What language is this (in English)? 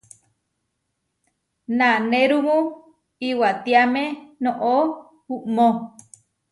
Huarijio